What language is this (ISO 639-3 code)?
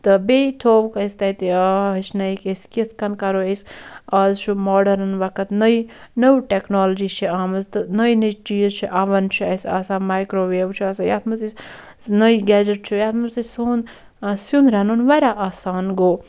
kas